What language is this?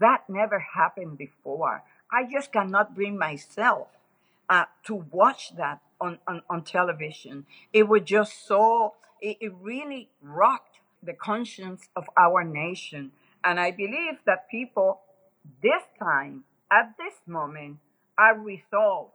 English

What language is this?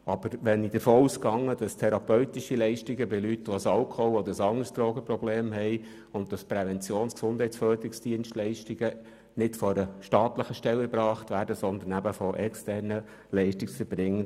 Swiss German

